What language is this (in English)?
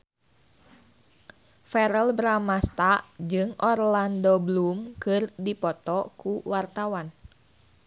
Sundanese